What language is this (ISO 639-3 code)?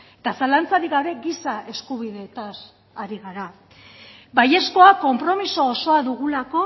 eus